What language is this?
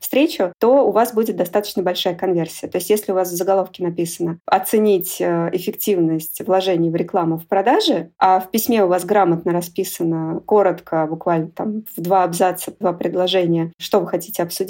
Russian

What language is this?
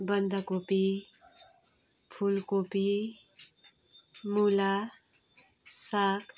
Nepali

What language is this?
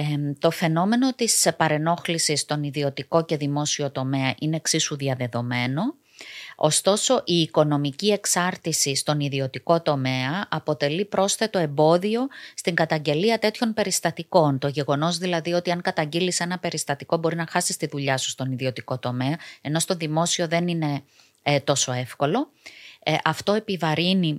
Greek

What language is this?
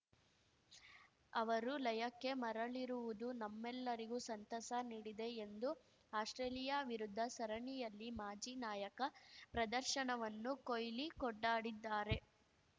Kannada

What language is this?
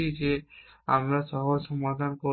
Bangla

